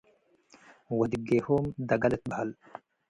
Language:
Tigre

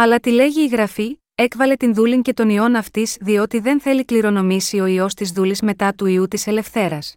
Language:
Greek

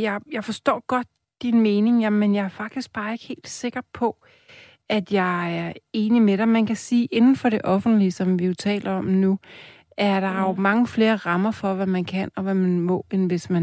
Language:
Danish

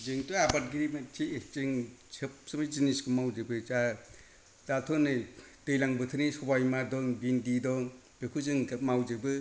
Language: Bodo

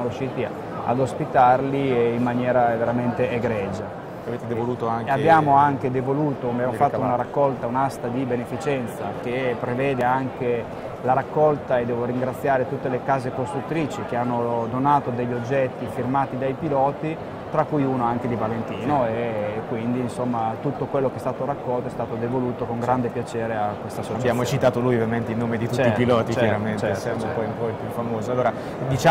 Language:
Italian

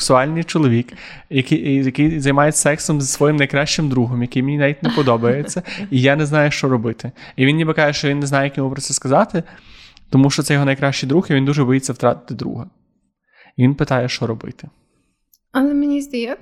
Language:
Ukrainian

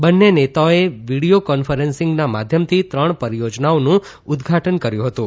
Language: Gujarati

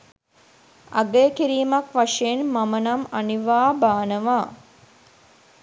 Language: Sinhala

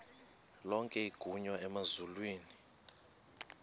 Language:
Xhosa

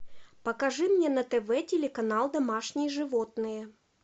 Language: Russian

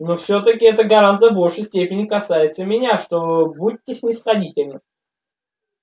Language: Russian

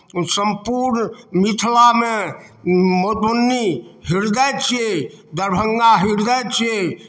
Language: Maithili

